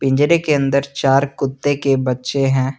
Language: Hindi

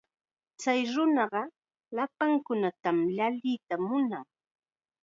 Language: Chiquián Ancash Quechua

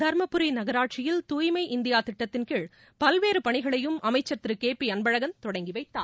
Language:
Tamil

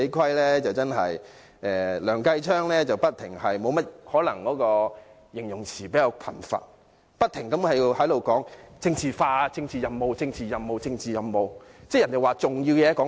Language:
Cantonese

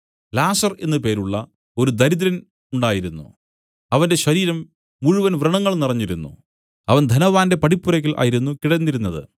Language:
Malayalam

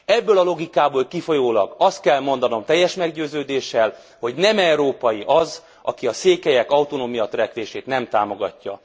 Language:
Hungarian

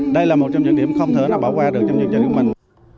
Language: Vietnamese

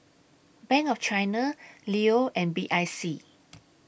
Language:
English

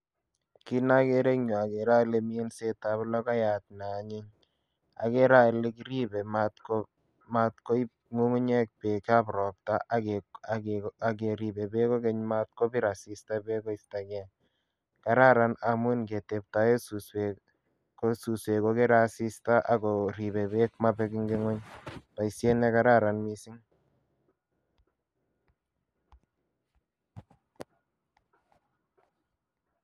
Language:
Kalenjin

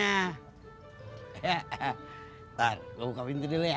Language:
Indonesian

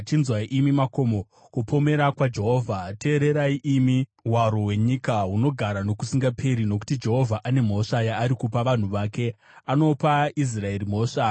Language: Shona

